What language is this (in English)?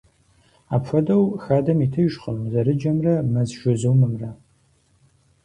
Kabardian